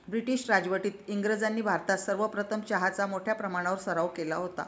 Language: Marathi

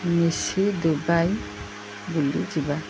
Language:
Odia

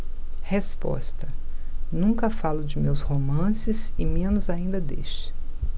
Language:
Portuguese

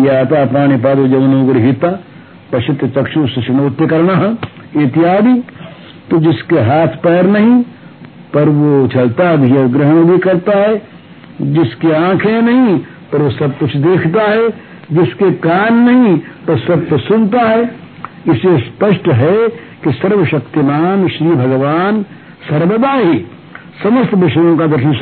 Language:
Hindi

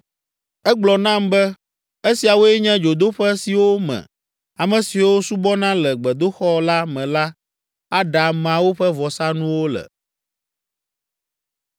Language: Ewe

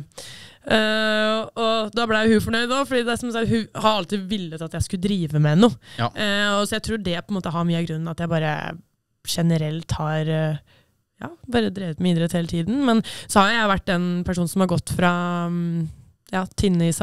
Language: Norwegian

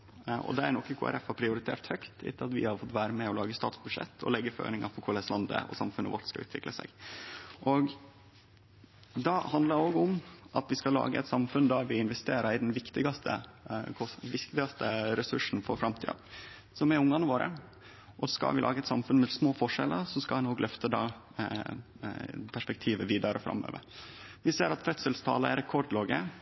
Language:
Norwegian Nynorsk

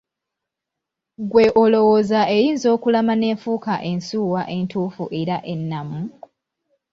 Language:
Ganda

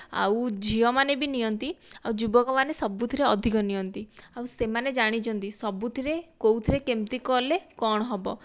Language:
Odia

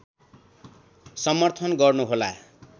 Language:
Nepali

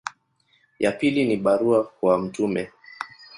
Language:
Swahili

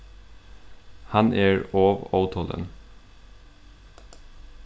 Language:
Faroese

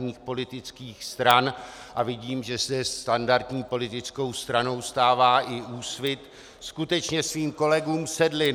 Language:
Czech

